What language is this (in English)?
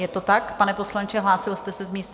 Czech